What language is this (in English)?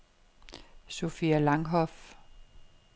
Danish